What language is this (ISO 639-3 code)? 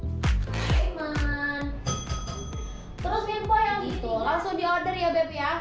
ind